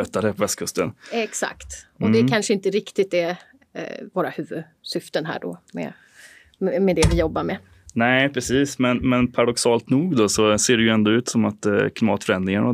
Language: Swedish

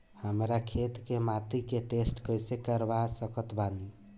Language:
Bhojpuri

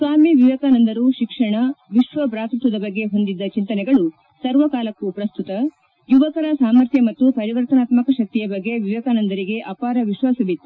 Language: Kannada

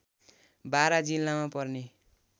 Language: Nepali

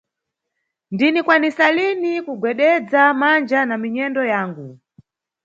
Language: Nyungwe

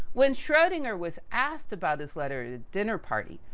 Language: English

